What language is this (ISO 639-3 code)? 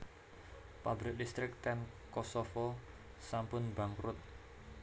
jav